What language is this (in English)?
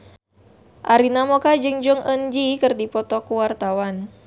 Sundanese